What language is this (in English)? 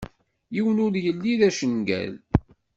Kabyle